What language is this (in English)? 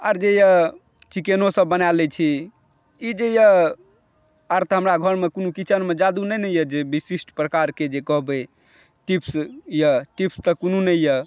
Maithili